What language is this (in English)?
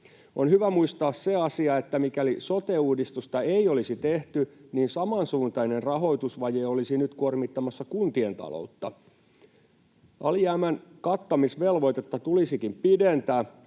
Finnish